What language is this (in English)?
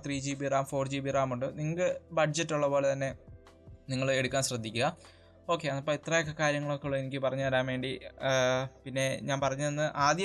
Malayalam